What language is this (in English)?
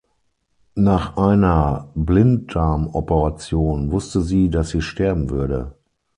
German